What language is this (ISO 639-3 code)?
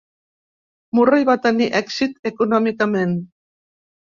cat